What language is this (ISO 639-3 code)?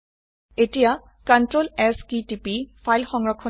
asm